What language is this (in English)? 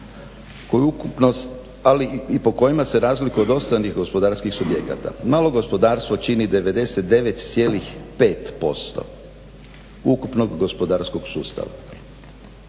Croatian